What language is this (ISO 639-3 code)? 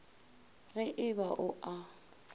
nso